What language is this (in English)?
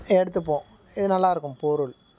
Tamil